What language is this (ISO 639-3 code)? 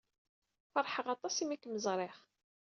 kab